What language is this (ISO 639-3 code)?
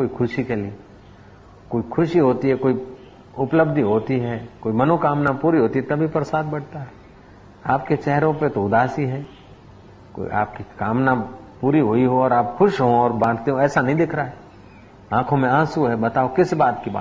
hin